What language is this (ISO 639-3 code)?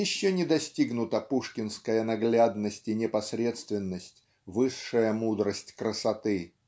rus